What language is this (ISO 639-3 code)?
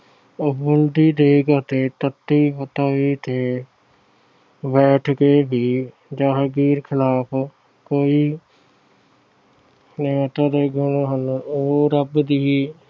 pan